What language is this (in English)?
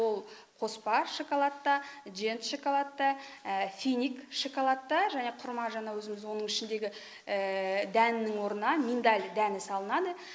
Kazakh